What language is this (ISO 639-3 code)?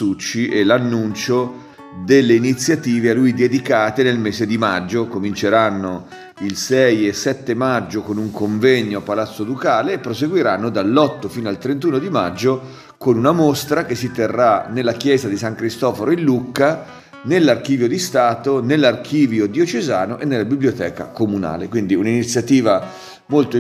ita